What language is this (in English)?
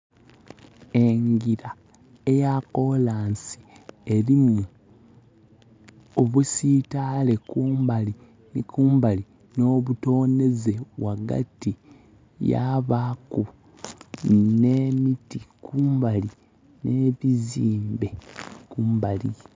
Soga